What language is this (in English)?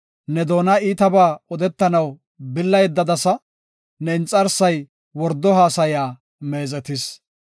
Gofa